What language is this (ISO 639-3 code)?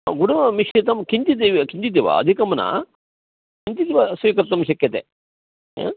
san